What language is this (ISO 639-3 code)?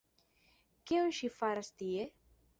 epo